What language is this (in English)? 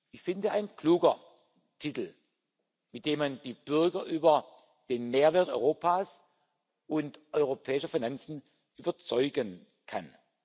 German